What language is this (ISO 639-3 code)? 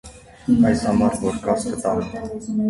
hye